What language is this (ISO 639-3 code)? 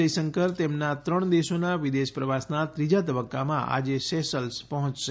guj